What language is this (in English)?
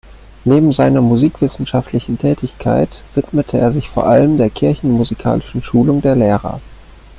German